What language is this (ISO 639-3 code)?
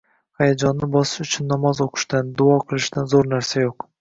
uzb